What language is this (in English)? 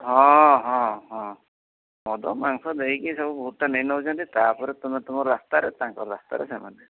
Odia